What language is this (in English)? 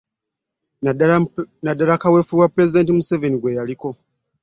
Ganda